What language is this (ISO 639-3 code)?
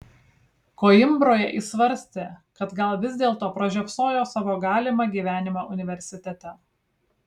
lit